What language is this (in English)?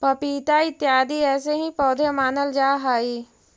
Magahi